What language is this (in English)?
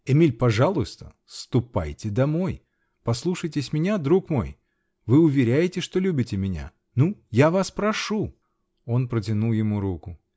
Russian